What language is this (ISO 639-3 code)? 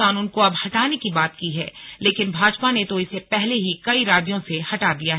hin